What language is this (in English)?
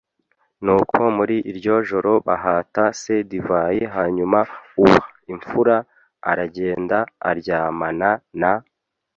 Kinyarwanda